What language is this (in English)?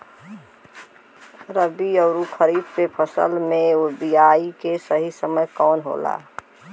Bhojpuri